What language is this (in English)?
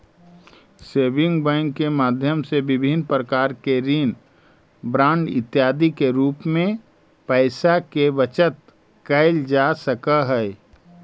Magahi